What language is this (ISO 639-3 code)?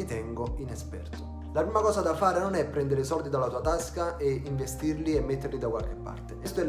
ita